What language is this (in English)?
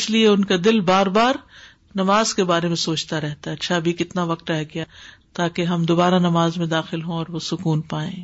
Urdu